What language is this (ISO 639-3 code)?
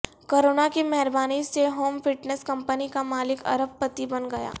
urd